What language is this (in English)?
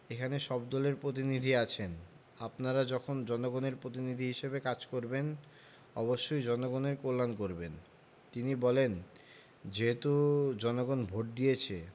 Bangla